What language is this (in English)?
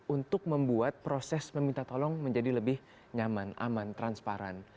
Indonesian